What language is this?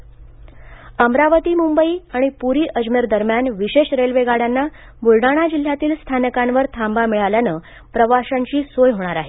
Marathi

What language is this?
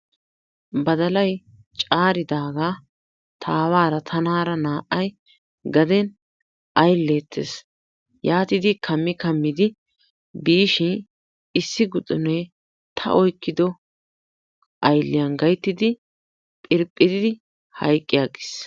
Wolaytta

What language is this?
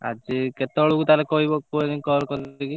Odia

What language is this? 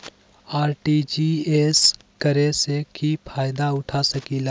Magahi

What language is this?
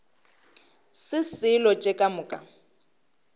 Northern Sotho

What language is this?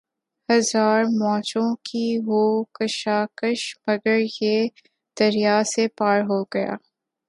Urdu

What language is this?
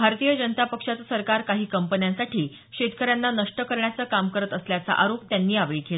Marathi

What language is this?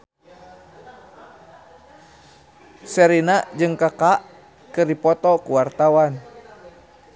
Sundanese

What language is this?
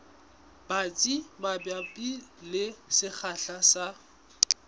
Southern Sotho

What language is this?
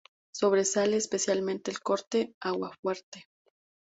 Spanish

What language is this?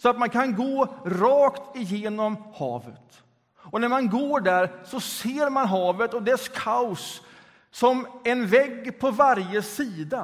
Swedish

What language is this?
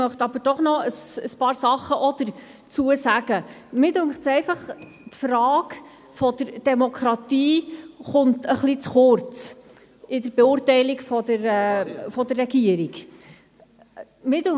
Swiss German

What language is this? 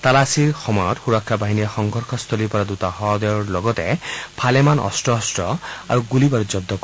Assamese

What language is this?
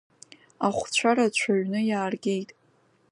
Abkhazian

